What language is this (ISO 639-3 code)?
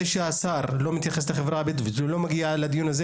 heb